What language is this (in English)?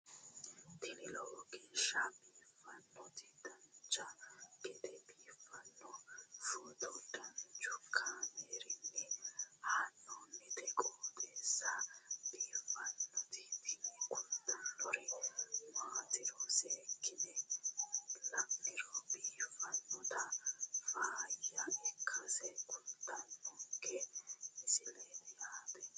Sidamo